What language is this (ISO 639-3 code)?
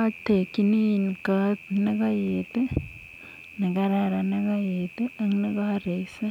kln